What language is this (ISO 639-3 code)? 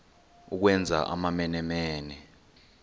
xho